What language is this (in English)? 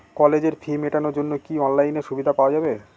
Bangla